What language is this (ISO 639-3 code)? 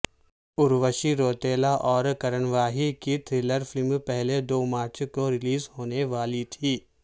urd